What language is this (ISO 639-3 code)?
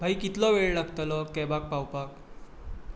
kok